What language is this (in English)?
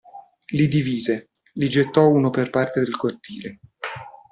Italian